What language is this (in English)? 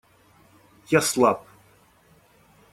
Russian